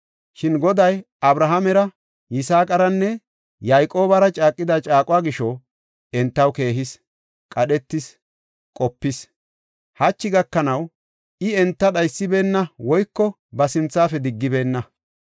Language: Gofa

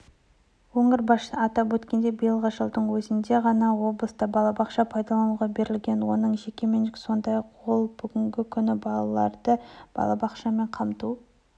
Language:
Kazakh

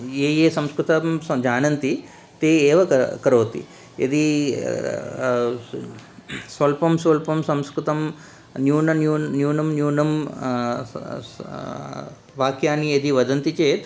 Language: Sanskrit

